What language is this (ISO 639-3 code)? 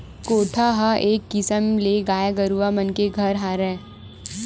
hne